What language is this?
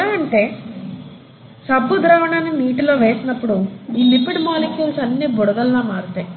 Telugu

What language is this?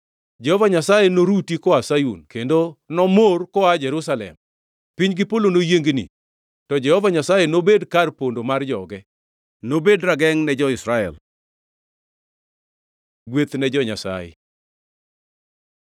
Luo (Kenya and Tanzania)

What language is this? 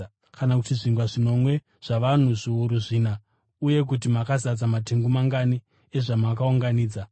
Shona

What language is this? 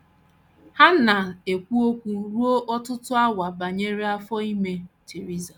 Igbo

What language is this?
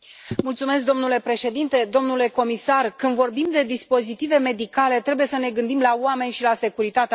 Romanian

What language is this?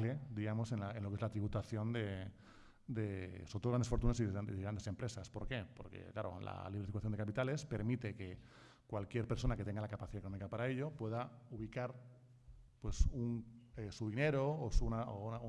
Spanish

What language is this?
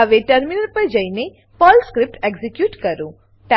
Gujarati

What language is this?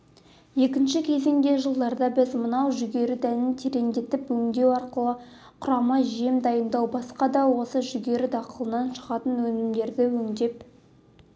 Kazakh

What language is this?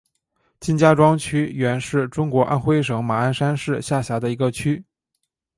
Chinese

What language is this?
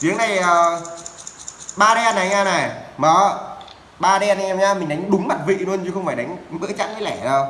Vietnamese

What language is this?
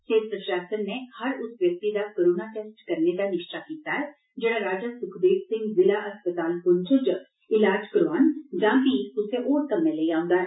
Dogri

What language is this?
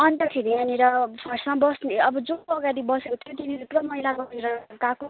Nepali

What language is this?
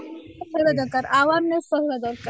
Odia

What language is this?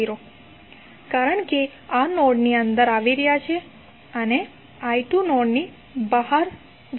Gujarati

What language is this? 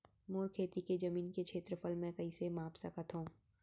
Chhattisgarhi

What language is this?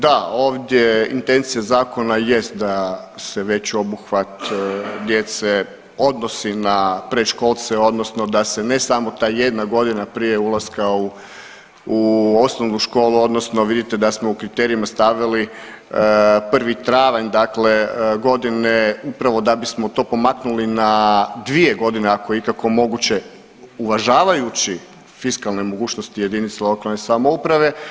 Croatian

